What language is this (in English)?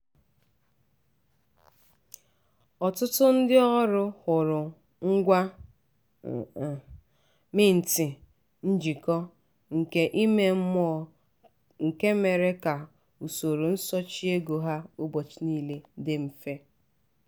Igbo